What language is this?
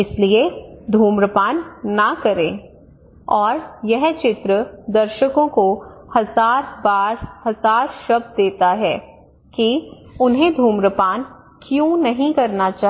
Hindi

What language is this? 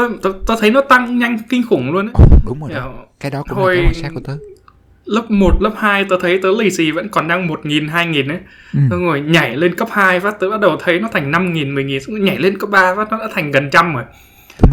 Vietnamese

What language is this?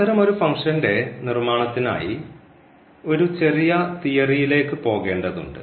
Malayalam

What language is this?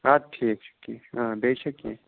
Kashmiri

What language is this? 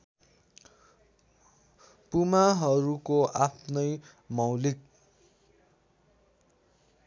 Nepali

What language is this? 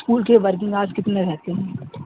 Urdu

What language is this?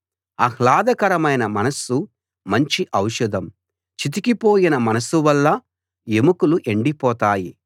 Telugu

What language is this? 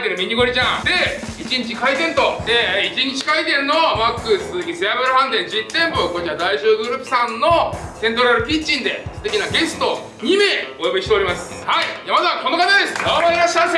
Japanese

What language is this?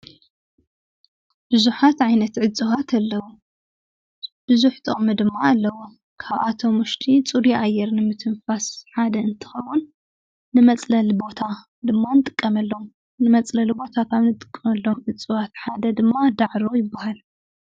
Tigrinya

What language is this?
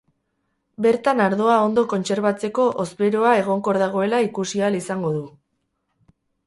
Basque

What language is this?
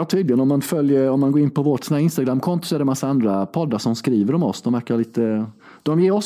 Swedish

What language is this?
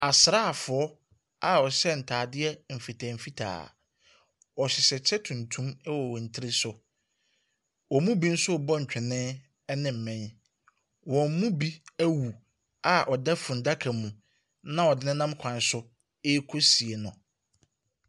Akan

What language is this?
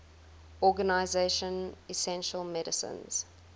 English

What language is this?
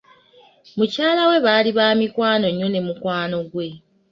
Ganda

